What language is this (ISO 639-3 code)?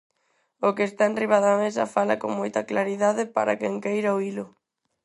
glg